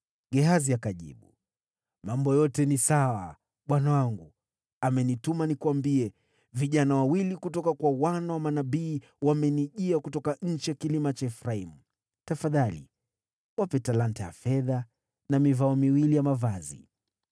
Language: Swahili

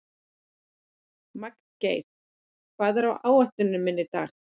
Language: Icelandic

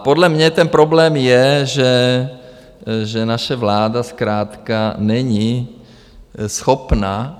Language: Czech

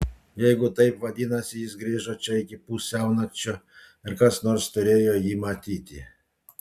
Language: Lithuanian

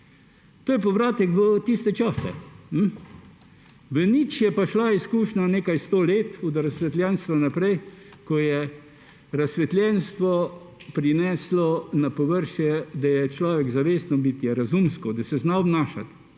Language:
Slovenian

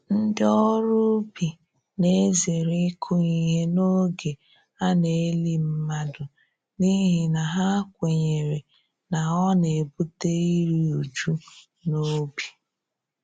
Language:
Igbo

